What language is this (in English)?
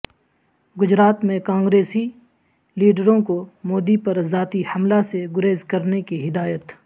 Urdu